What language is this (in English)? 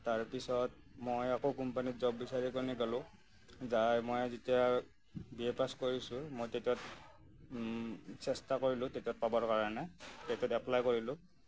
Assamese